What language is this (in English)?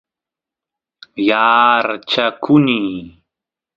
Santiago del Estero Quichua